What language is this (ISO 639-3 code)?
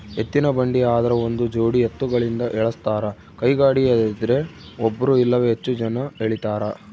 kan